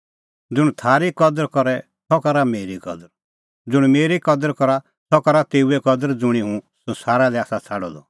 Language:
Kullu Pahari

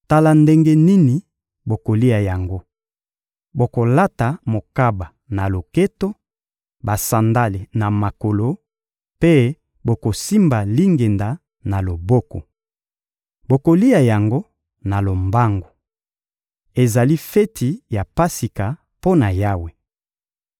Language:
Lingala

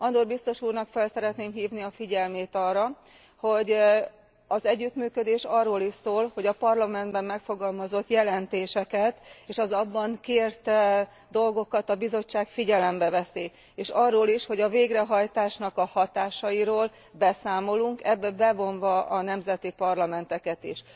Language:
Hungarian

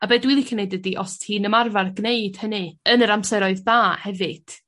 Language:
Welsh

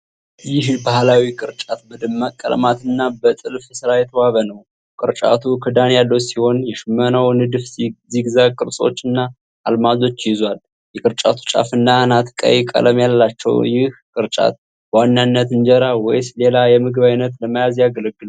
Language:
Amharic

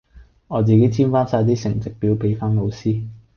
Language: Cantonese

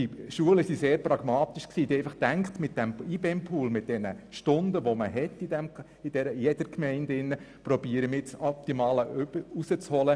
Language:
Swiss German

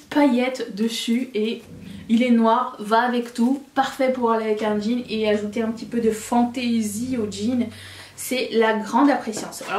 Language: French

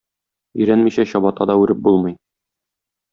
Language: Tatar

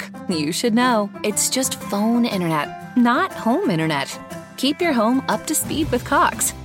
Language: Italian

